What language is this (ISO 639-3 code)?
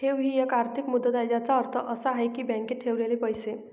mar